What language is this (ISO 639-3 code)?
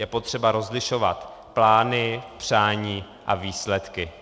ces